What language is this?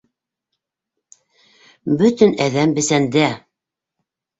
Bashkir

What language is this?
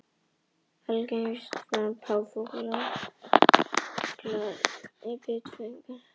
Icelandic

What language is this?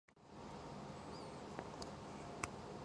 Japanese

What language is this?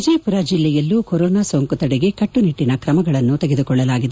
Kannada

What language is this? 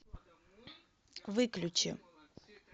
Russian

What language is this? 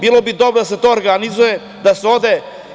Serbian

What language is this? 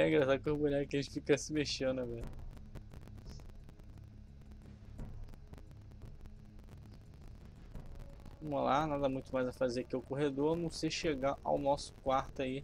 Portuguese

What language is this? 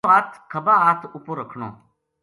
Gujari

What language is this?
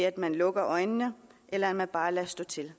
Danish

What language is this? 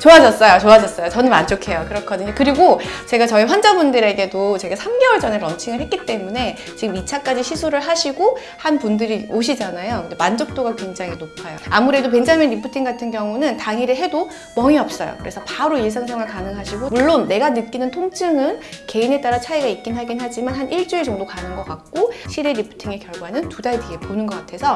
Korean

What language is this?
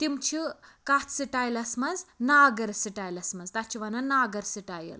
Kashmiri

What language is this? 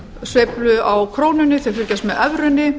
Icelandic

